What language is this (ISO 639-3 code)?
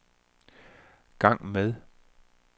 dan